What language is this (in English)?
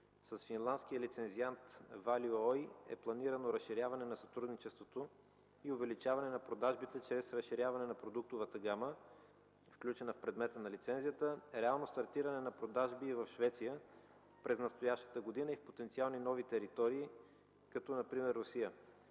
Bulgarian